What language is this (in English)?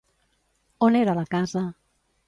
Catalan